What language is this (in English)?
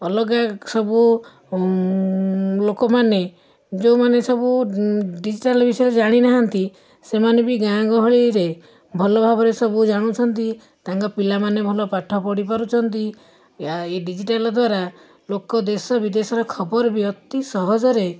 Odia